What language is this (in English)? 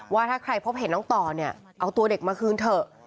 Thai